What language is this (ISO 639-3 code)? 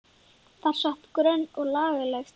isl